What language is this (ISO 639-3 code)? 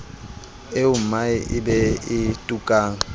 sot